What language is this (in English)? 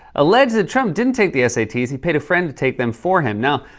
English